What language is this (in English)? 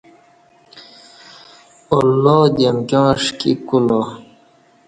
Kati